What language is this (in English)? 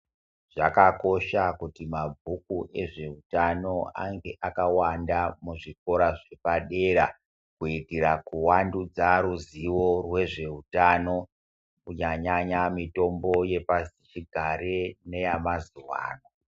Ndau